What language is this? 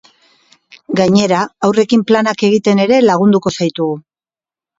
Basque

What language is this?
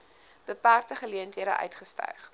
Afrikaans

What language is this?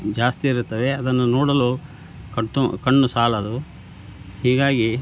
Kannada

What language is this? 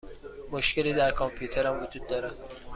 Persian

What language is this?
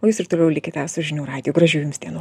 Lithuanian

